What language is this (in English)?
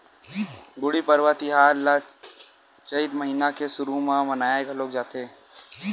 Chhattisgarhi